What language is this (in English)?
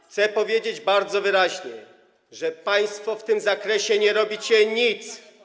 Polish